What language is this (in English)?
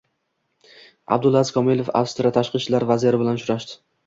Uzbek